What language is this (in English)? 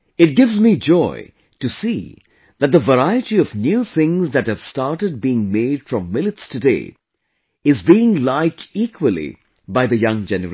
English